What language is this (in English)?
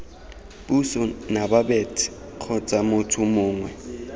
Tswana